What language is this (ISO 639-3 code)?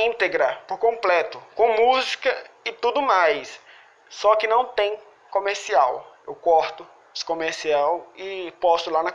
por